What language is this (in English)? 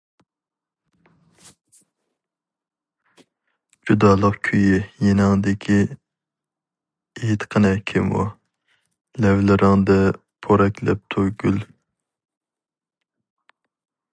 Uyghur